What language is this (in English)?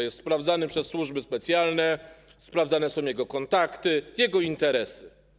Polish